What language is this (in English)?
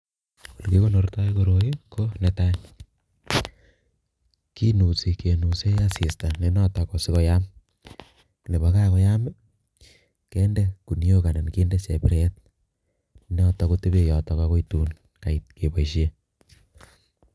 Kalenjin